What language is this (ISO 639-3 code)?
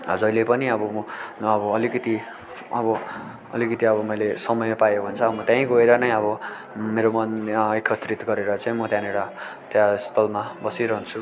nep